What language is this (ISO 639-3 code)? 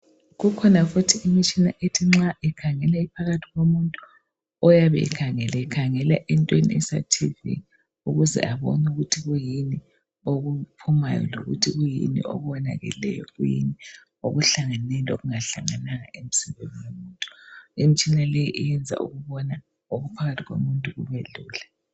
nde